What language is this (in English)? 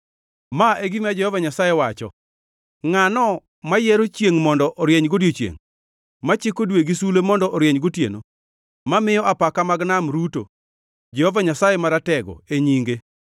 Luo (Kenya and Tanzania)